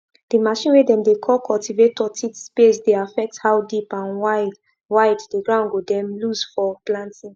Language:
Nigerian Pidgin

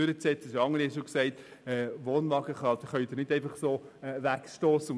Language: Swiss German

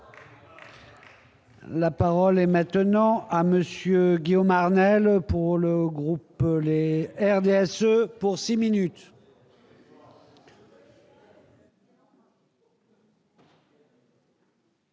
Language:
French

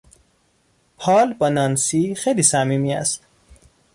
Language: Persian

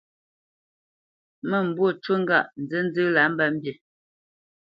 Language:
Bamenyam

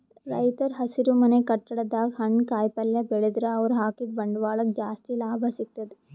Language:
Kannada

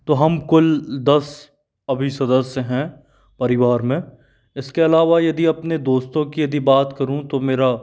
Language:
Hindi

